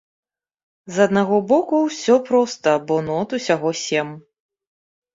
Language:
Belarusian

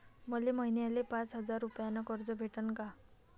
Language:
Marathi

